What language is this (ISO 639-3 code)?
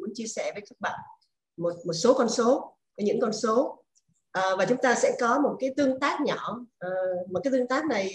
vie